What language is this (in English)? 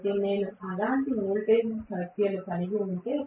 Telugu